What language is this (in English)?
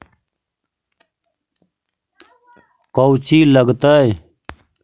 Magahi